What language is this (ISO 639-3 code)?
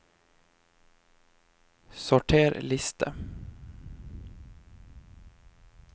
nor